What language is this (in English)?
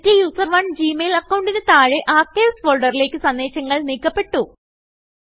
Malayalam